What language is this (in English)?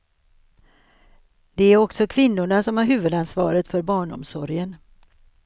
Swedish